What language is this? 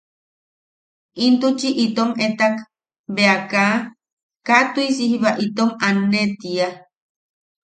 Yaqui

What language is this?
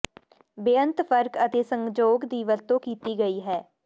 Punjabi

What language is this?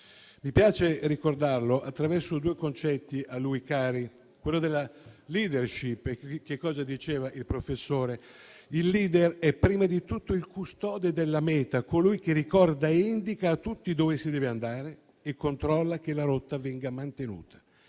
Italian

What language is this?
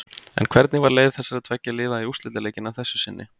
Icelandic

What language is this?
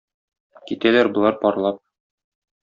Tatar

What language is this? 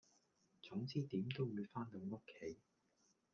Cantonese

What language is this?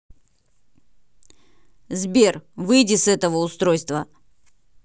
Russian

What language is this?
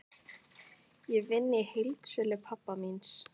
Icelandic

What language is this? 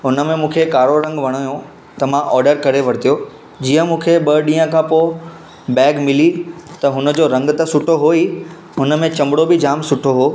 Sindhi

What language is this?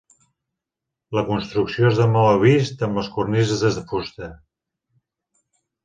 Catalan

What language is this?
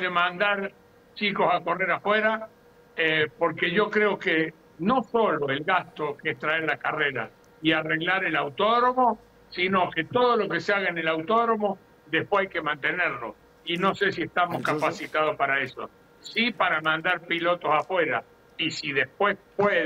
Spanish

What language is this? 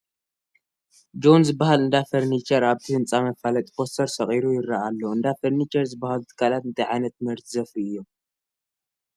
Tigrinya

